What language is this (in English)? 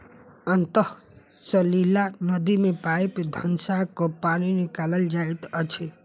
Maithili